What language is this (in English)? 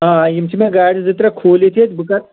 Kashmiri